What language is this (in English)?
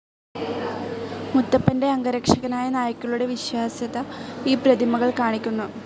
Malayalam